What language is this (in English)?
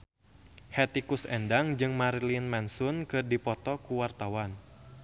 Sundanese